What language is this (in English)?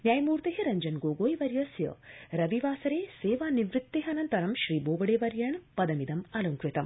Sanskrit